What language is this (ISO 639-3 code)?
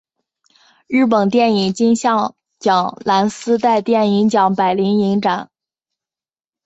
zho